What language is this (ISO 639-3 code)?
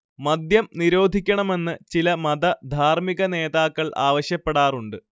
mal